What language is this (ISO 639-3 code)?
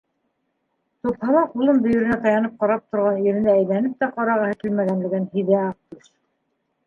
bak